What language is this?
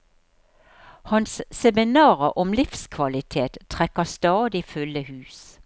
Norwegian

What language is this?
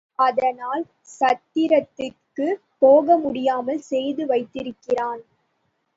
Tamil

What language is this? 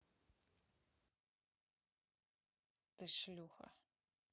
Russian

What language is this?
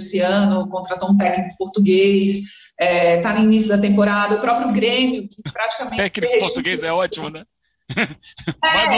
Portuguese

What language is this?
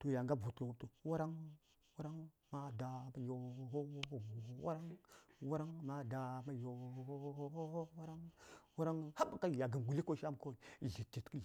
Saya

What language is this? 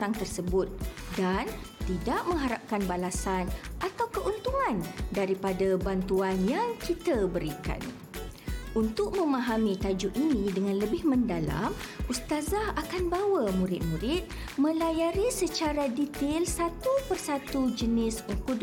Malay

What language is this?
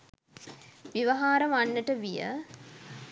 Sinhala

